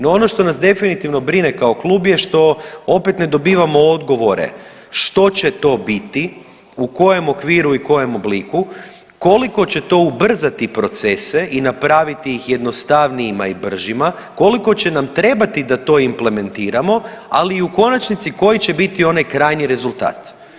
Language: Croatian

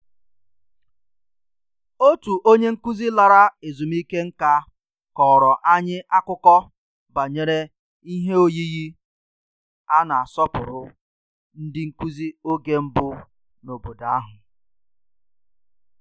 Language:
Igbo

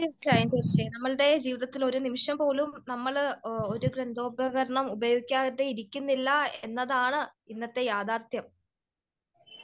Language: Malayalam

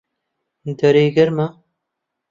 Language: Central Kurdish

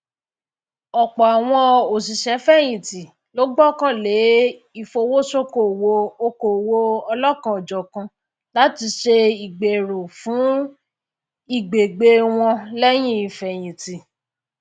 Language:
Yoruba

